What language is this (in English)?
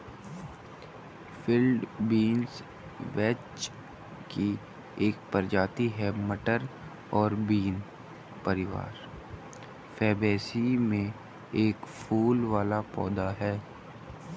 Hindi